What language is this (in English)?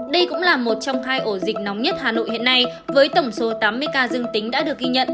Vietnamese